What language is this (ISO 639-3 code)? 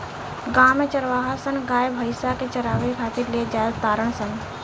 bho